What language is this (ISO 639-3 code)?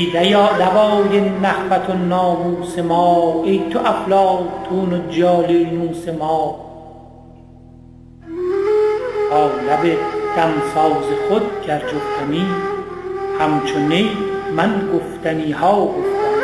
fas